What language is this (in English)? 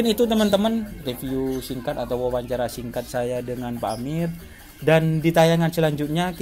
Indonesian